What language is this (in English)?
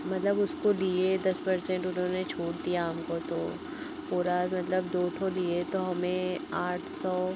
Hindi